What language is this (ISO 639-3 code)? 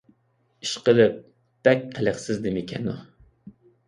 uig